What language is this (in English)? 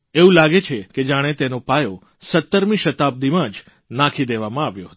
Gujarati